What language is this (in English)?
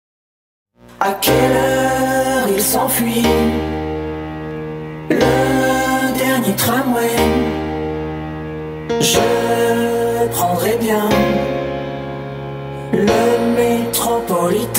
Romanian